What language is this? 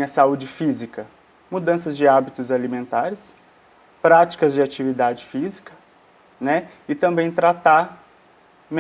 Portuguese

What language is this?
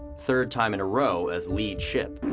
English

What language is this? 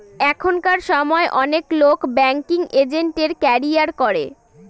Bangla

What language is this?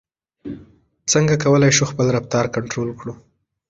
Pashto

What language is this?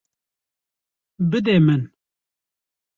Kurdish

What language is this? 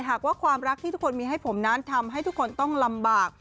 Thai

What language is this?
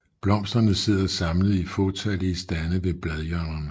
Danish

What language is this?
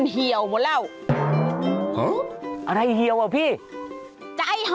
Thai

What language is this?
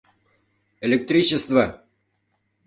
Mari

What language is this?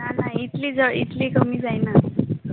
Konkani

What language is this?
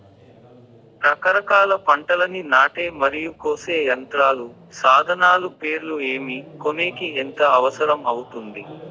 Telugu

